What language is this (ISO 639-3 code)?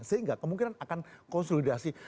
ind